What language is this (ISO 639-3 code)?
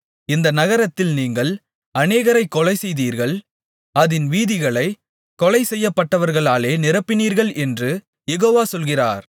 tam